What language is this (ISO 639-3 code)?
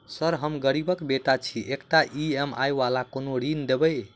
mai